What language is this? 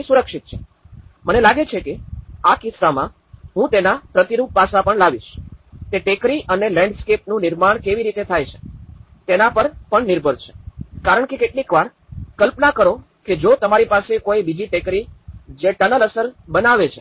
Gujarati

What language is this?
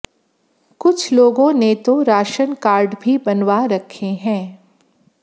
Hindi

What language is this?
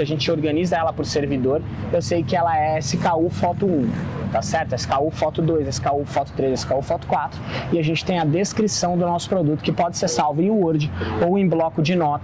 Portuguese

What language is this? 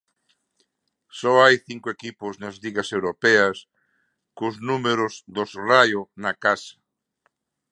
Galician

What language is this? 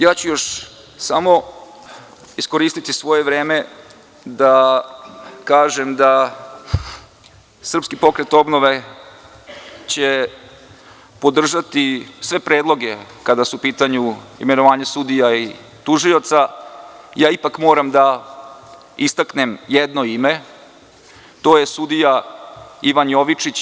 Serbian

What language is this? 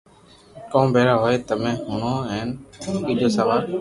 Loarki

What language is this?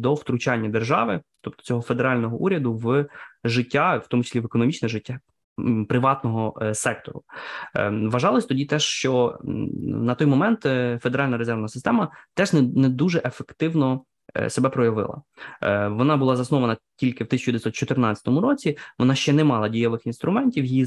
Ukrainian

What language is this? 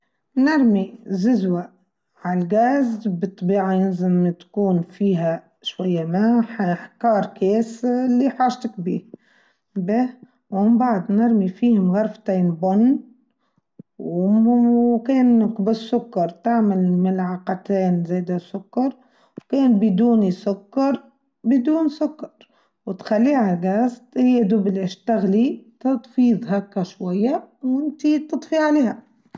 Tunisian Arabic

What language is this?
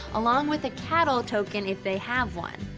English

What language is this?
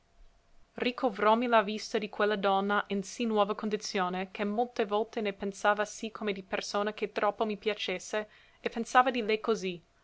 Italian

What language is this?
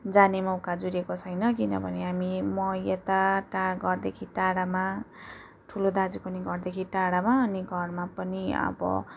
Nepali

